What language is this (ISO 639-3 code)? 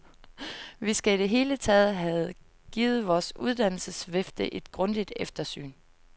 dan